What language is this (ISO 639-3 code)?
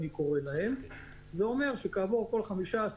heb